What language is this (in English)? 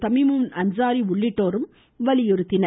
Tamil